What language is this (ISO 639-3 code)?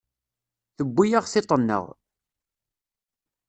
kab